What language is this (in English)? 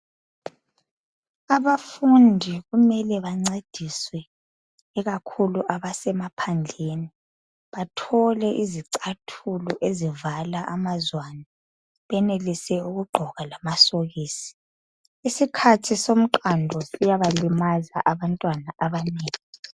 North Ndebele